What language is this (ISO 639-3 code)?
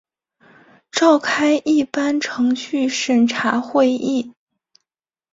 zho